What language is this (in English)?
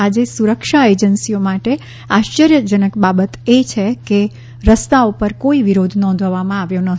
Gujarati